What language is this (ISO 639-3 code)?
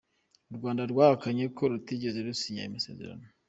kin